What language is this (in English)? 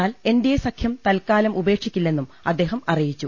Malayalam